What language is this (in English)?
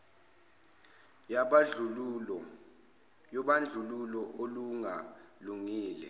Zulu